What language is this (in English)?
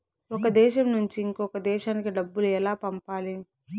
Telugu